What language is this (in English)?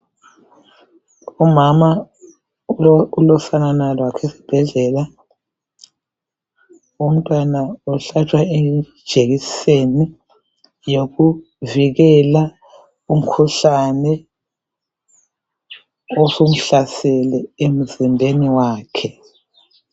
North Ndebele